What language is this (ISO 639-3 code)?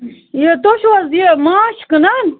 kas